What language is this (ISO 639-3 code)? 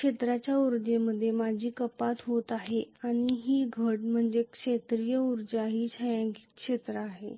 mar